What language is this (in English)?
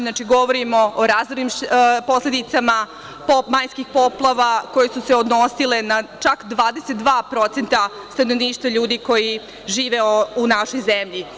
Serbian